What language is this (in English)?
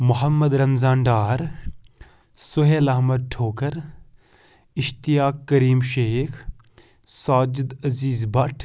Kashmiri